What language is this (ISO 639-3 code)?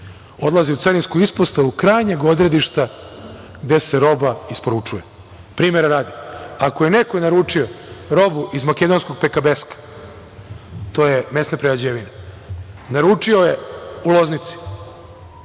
srp